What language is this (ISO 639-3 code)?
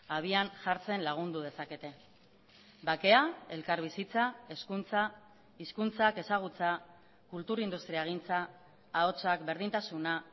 eus